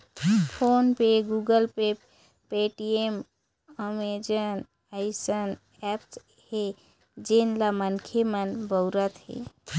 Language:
Chhattisgarhi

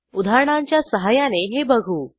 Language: Marathi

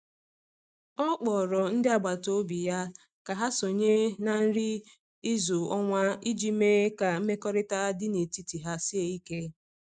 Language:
Igbo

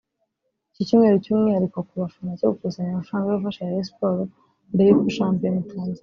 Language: Kinyarwanda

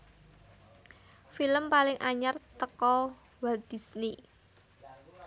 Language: Javanese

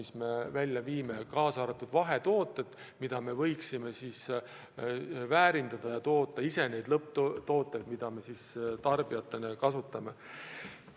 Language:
Estonian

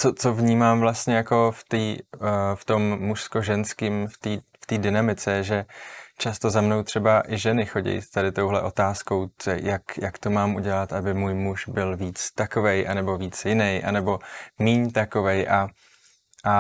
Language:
Czech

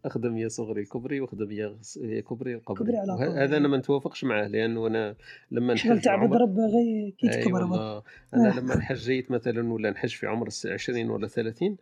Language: Arabic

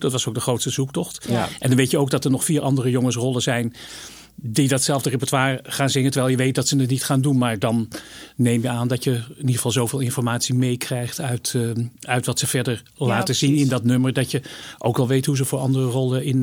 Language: Dutch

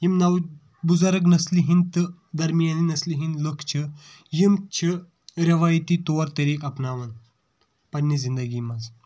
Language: Kashmiri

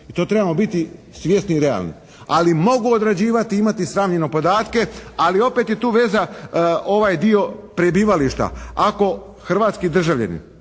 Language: Croatian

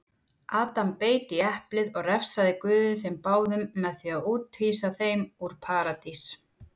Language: Icelandic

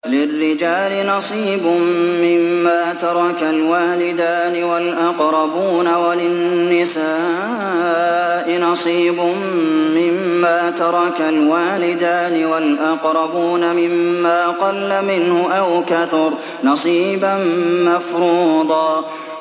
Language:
Arabic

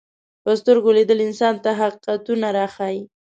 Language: Pashto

